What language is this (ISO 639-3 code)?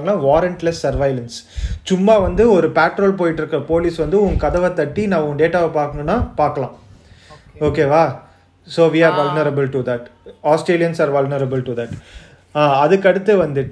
tam